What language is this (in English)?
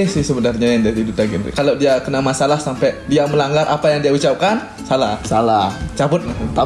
Indonesian